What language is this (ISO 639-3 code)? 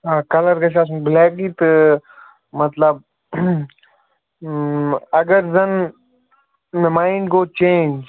kas